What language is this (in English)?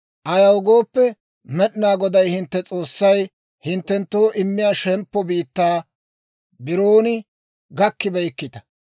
Dawro